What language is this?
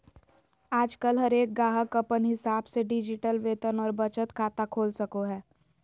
Magahi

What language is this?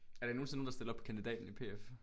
Danish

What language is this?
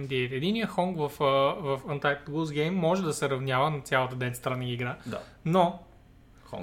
Bulgarian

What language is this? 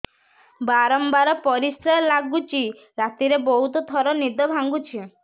Odia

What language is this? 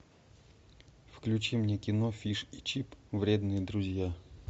Russian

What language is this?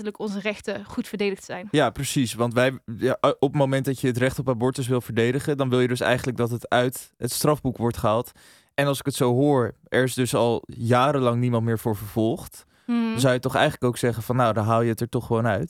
Dutch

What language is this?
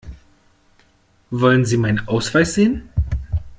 German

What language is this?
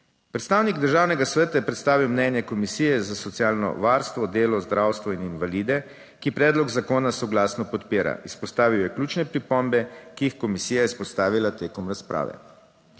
Slovenian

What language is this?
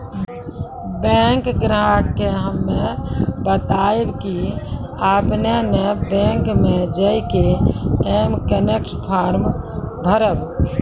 Maithili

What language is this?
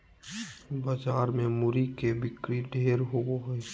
Magahi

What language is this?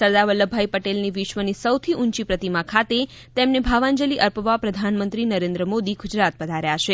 Gujarati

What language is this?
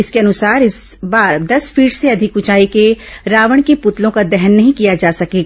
Hindi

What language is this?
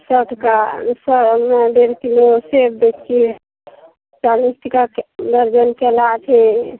Maithili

